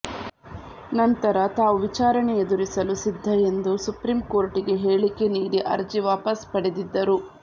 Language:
Kannada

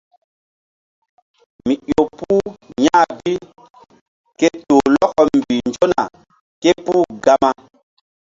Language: Mbum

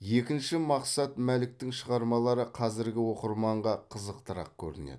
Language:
Kazakh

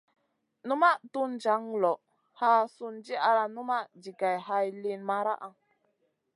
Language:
Masana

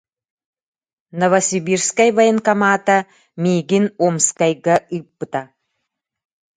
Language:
Yakut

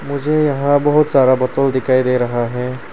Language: Hindi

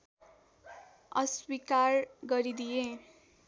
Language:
Nepali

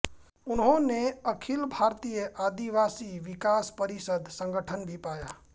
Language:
Hindi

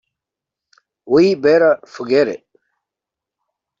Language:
English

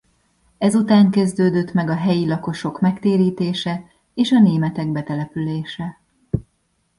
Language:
Hungarian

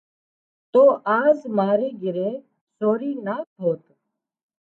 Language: Wadiyara Koli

